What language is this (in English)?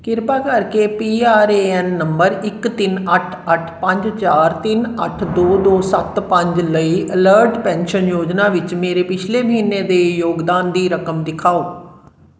Punjabi